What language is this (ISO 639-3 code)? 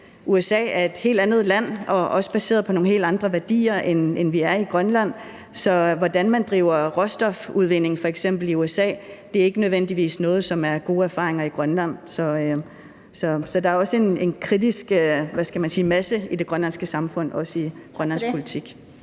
dan